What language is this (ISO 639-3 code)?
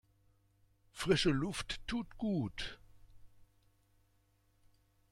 deu